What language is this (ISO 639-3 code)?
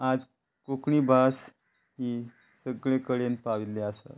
kok